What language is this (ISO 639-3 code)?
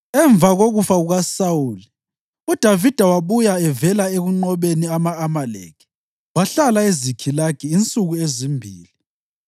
nde